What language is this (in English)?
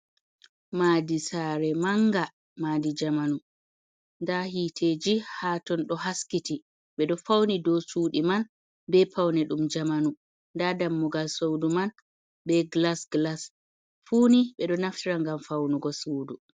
Fula